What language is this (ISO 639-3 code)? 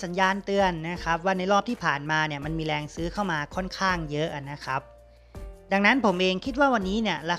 tha